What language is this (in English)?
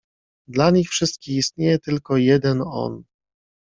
Polish